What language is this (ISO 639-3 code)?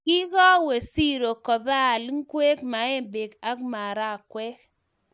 kln